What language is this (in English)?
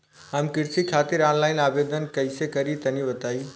Bhojpuri